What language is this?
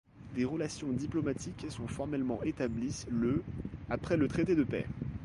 French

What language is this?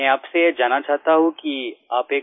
Hindi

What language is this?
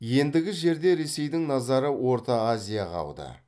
Kazakh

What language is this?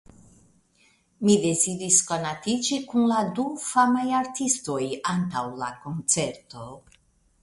Esperanto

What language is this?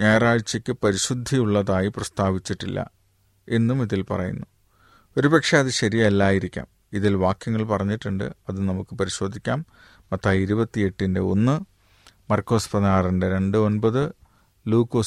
Malayalam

